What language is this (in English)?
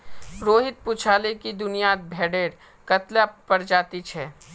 Magahi